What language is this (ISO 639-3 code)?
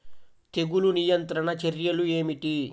tel